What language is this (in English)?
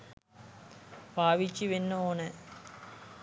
Sinhala